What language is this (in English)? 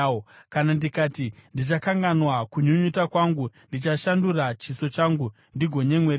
Shona